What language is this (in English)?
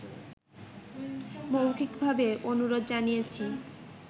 Bangla